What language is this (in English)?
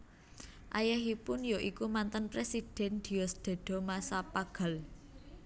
Javanese